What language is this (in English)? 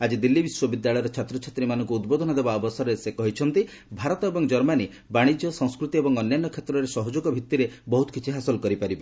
Odia